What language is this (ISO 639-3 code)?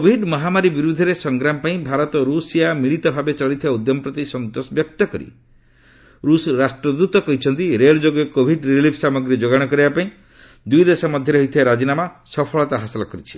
ori